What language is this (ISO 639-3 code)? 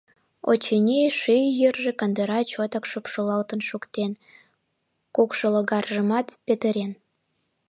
chm